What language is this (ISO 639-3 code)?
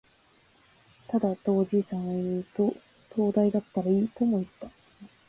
jpn